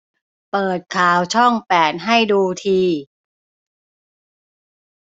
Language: Thai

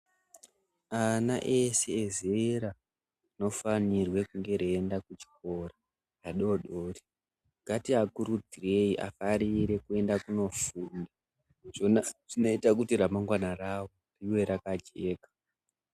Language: Ndau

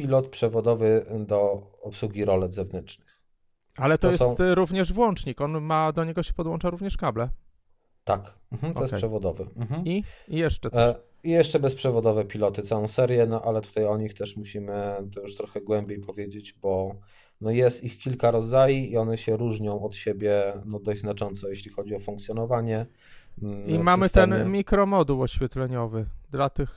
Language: Polish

